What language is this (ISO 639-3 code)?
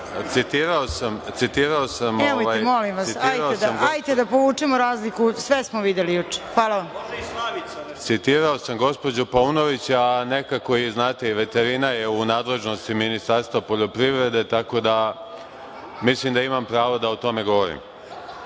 srp